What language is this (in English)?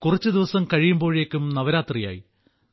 Malayalam